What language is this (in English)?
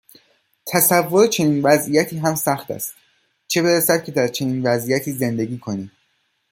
Persian